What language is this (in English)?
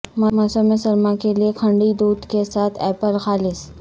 Urdu